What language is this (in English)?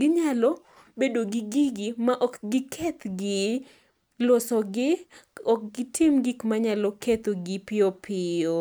Luo (Kenya and Tanzania)